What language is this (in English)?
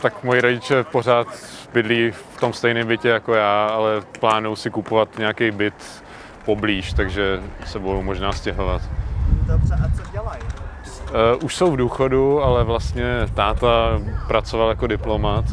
Czech